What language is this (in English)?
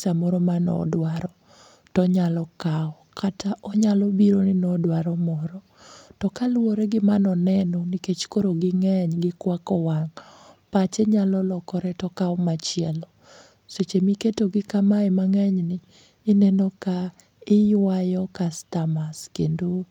Luo (Kenya and Tanzania)